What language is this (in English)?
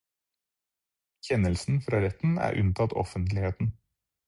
Norwegian Bokmål